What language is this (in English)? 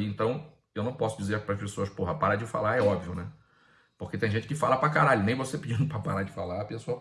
Portuguese